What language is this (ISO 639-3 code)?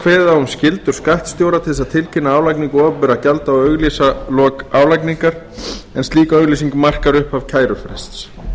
isl